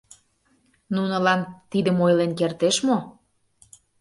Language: Mari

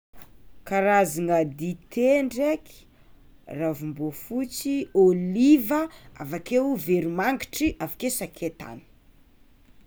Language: Tsimihety Malagasy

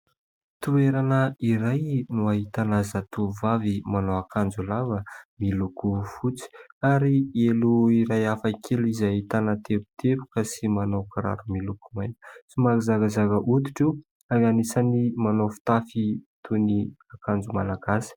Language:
Malagasy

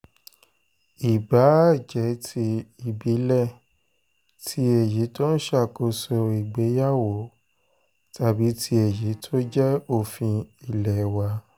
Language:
Yoruba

